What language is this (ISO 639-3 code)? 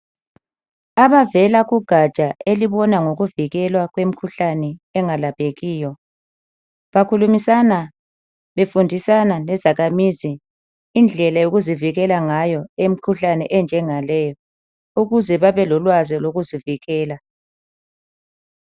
nde